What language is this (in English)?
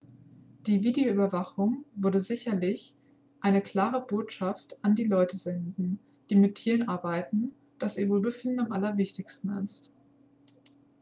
German